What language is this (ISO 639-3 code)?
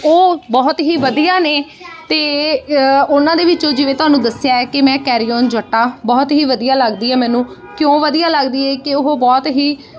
pan